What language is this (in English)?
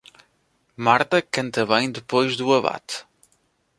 Portuguese